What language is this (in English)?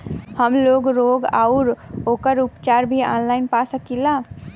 Bhojpuri